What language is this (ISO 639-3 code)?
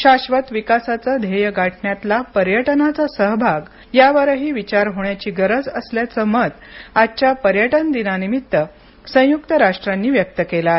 mar